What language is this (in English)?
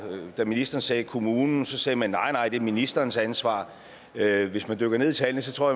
Danish